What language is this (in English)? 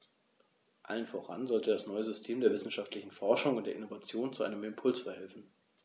German